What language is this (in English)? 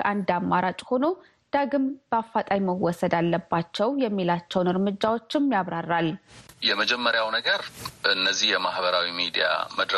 Amharic